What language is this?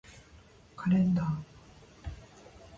Japanese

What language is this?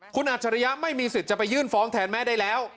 Thai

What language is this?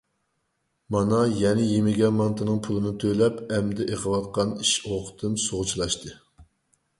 Uyghur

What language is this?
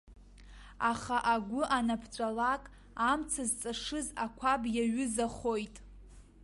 Abkhazian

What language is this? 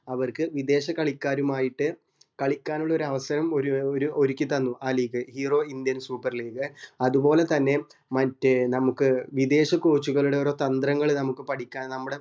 Malayalam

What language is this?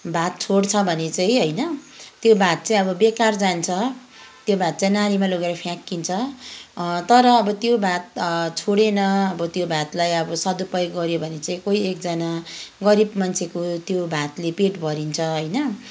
Nepali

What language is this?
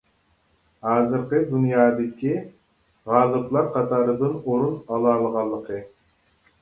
Uyghur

